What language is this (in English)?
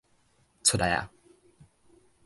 Min Nan Chinese